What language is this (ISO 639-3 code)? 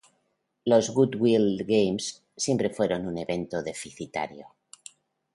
spa